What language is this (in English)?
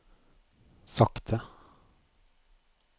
Norwegian